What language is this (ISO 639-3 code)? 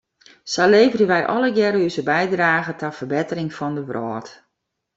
fry